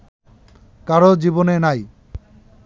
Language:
Bangla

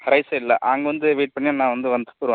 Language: Tamil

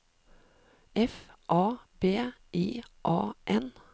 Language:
Norwegian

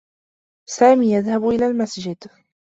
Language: Arabic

